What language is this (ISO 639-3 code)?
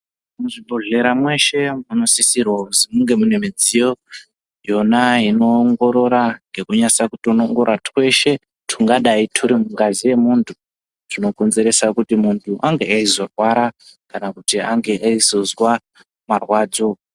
ndc